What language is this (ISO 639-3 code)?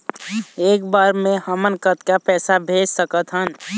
hne